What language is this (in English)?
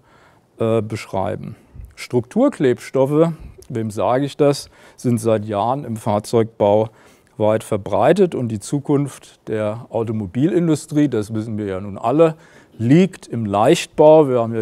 German